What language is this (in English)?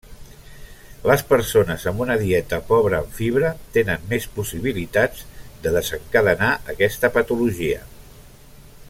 Catalan